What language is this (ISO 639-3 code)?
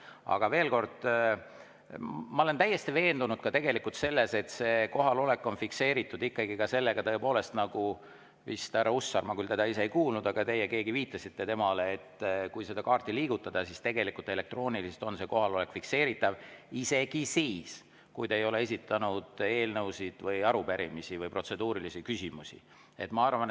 est